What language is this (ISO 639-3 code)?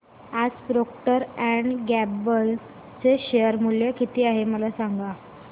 mar